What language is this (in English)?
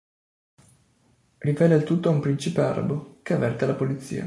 Italian